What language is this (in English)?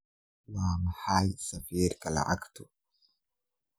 Somali